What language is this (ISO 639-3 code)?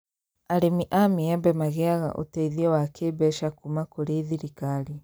kik